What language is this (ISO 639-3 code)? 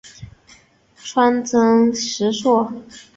zho